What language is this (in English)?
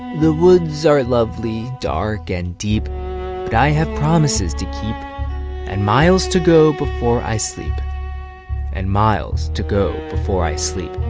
English